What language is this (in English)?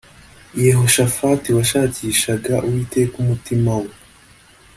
Kinyarwanda